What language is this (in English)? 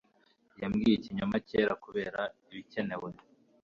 Kinyarwanda